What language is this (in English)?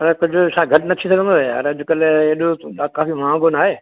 Sindhi